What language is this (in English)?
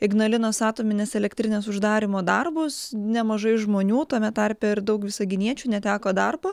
Lithuanian